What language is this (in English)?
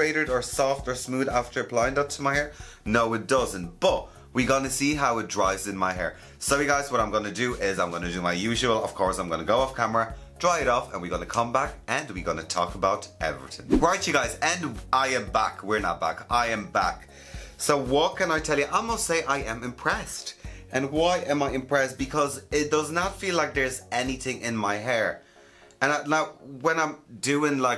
English